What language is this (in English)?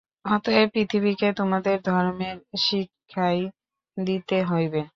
Bangla